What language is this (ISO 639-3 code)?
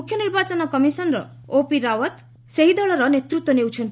ori